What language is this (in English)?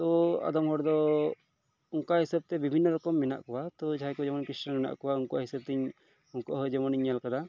Santali